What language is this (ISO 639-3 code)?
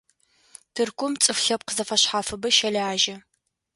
ady